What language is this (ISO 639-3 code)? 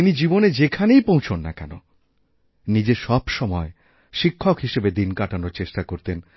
ben